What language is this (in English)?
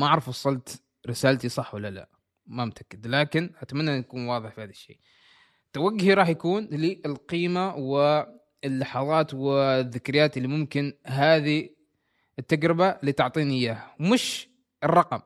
Arabic